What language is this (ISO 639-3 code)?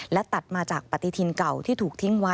tha